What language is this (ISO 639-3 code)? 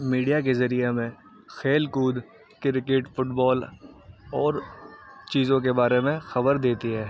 urd